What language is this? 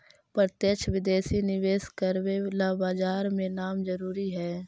Magahi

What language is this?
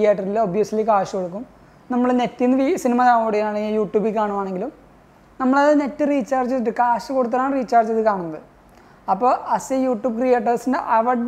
Malayalam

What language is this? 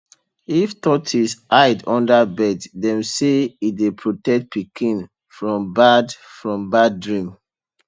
Nigerian Pidgin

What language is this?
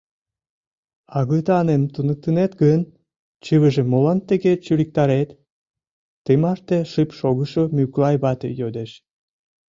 Mari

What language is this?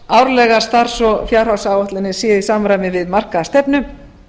Icelandic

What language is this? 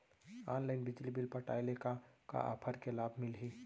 Chhattisgarhi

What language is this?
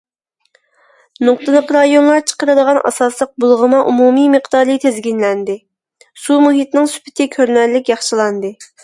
Uyghur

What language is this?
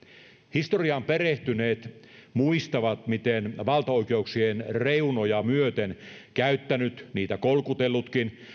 Finnish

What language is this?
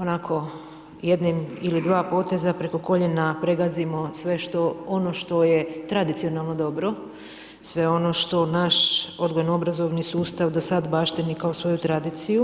Croatian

